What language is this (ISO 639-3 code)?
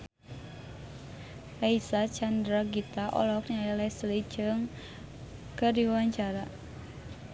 sun